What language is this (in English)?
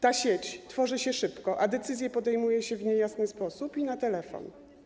Polish